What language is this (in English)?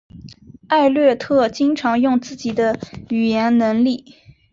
Chinese